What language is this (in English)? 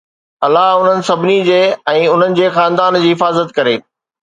Sindhi